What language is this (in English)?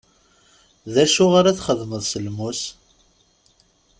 Kabyle